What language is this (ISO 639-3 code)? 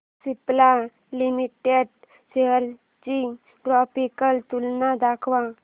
mar